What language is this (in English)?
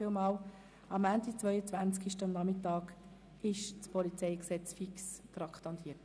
Swiss German